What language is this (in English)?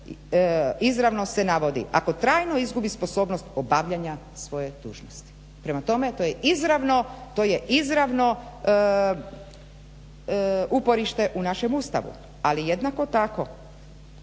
Croatian